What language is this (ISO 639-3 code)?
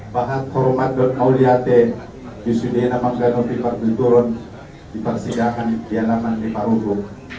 ind